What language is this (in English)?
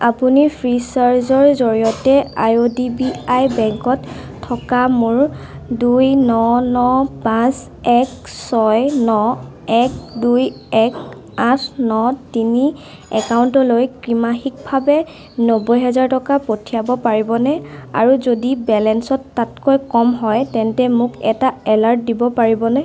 Assamese